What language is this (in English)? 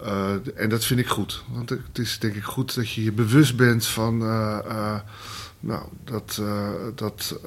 Dutch